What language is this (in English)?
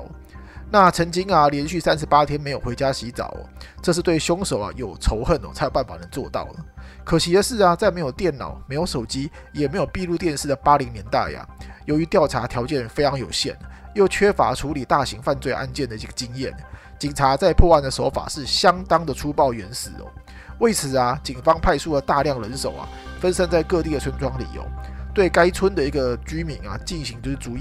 Chinese